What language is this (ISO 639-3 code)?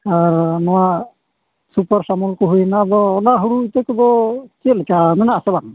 sat